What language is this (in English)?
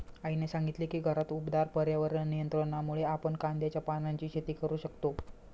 Marathi